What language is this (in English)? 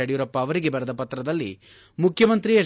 Kannada